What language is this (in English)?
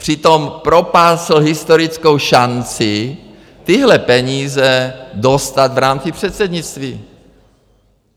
Czech